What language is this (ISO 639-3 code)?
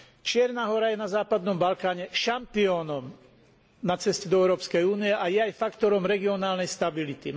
slk